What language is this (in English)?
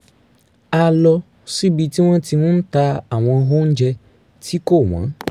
Yoruba